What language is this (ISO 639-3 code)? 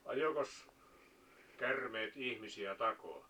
fin